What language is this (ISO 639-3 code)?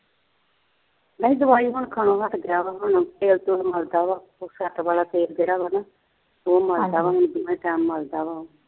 pan